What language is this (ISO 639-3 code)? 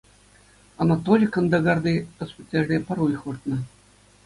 chv